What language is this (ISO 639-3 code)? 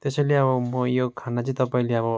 nep